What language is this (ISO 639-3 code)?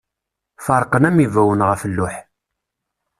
kab